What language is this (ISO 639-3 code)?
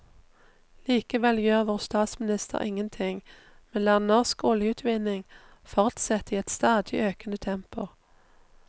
nor